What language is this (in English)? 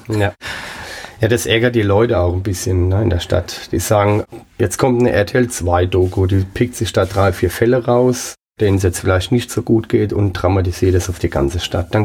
German